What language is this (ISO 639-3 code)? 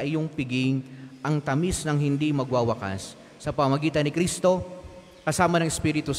fil